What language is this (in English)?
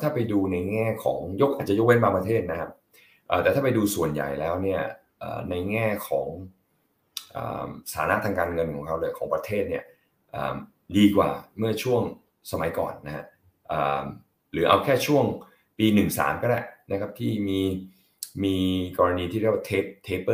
Thai